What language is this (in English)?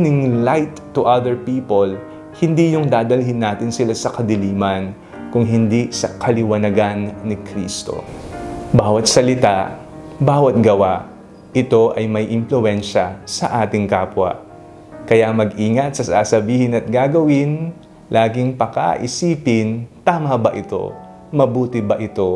Filipino